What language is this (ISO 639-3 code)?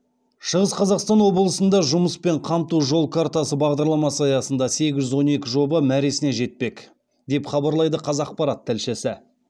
kaz